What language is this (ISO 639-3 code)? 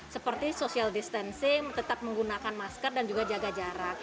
ind